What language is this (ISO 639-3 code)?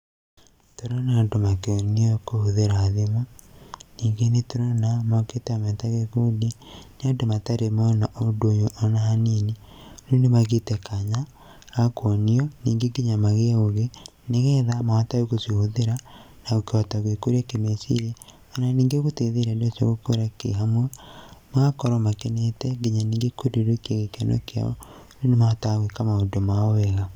kik